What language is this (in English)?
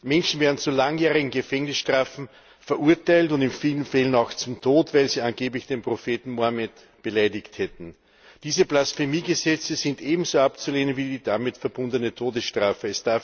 German